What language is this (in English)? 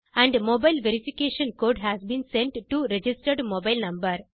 Tamil